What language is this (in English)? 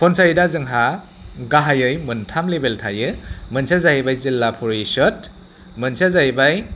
Bodo